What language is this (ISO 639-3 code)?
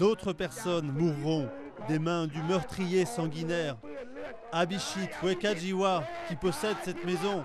fra